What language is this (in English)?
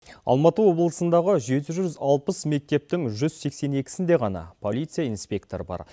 Kazakh